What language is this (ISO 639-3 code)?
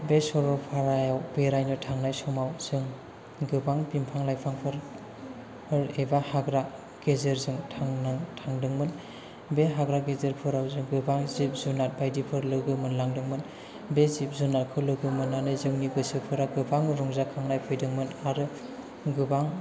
brx